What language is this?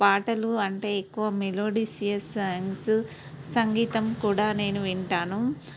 Telugu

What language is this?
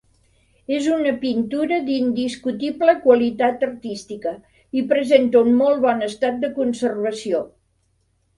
Catalan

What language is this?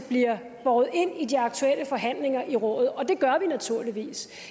Danish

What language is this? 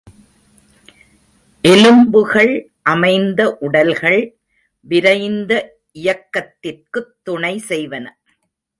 Tamil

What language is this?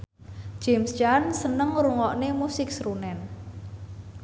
Javanese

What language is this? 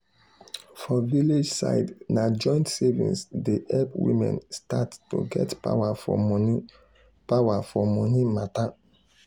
Nigerian Pidgin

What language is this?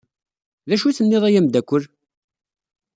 Kabyle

